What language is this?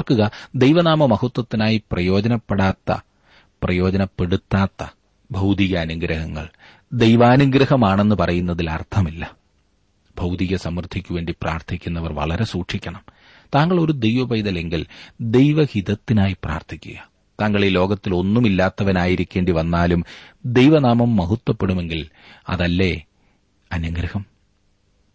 Malayalam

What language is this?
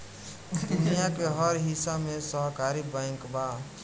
Bhojpuri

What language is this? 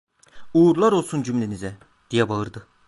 Turkish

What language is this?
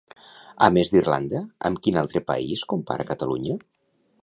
Catalan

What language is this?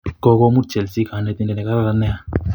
Kalenjin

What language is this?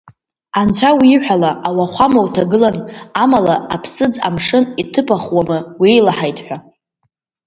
Abkhazian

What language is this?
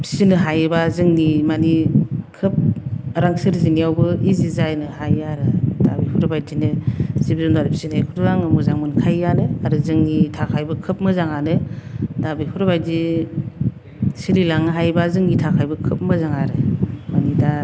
Bodo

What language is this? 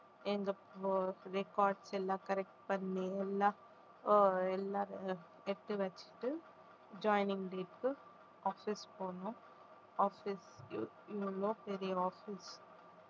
Tamil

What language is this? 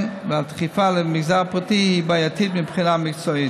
Hebrew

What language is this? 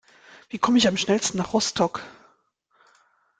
German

